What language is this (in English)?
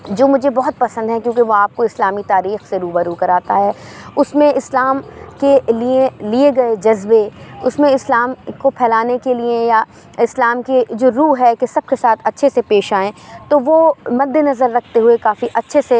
Urdu